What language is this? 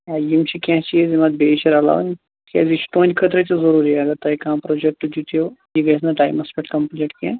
Kashmiri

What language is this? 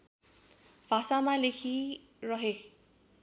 Nepali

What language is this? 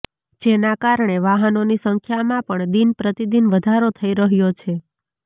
Gujarati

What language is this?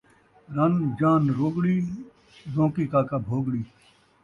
Saraiki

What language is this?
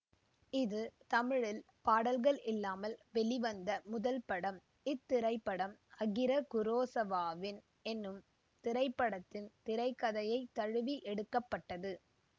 Tamil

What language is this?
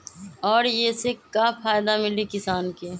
Magahi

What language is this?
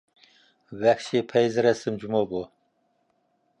Uyghur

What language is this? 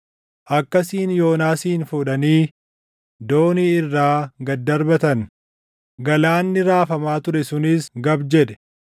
Oromo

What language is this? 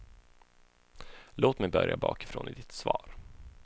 Swedish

